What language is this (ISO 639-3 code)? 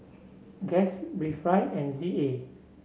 eng